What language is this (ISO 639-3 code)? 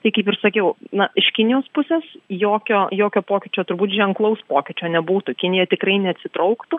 lit